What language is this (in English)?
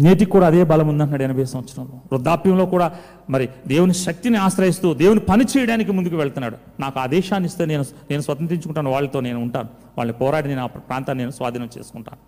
Telugu